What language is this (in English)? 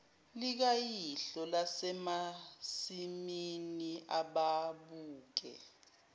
Zulu